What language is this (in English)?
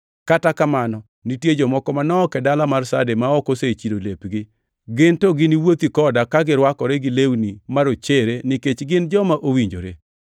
Luo (Kenya and Tanzania)